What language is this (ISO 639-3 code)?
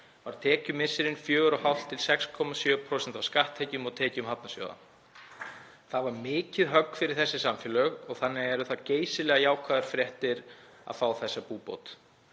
isl